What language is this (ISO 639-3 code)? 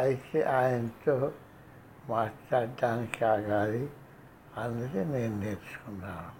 tel